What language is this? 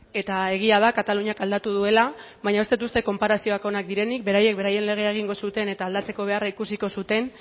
Basque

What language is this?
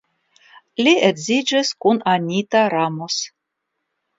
Esperanto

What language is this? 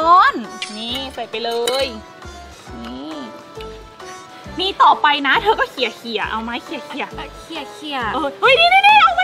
Thai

